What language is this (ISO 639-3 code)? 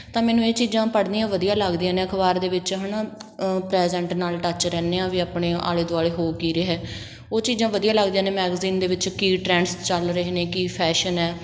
pan